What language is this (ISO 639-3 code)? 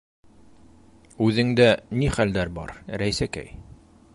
bak